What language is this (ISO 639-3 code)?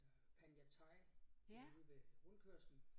dan